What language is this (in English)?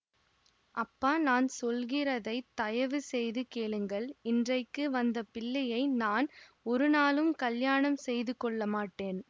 Tamil